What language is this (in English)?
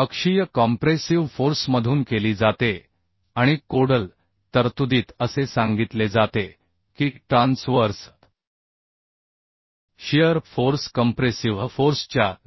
Marathi